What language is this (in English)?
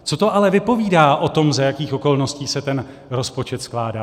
Czech